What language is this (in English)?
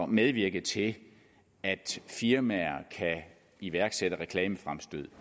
Danish